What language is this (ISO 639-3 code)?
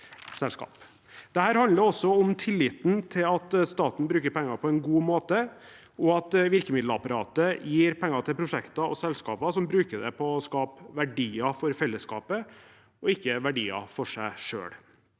nor